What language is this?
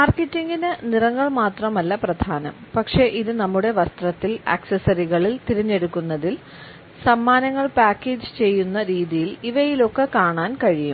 Malayalam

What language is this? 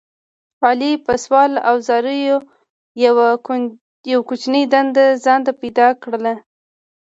Pashto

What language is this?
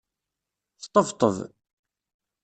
Kabyle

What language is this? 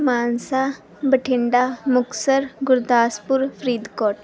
Punjabi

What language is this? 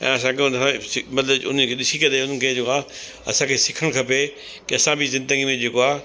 Sindhi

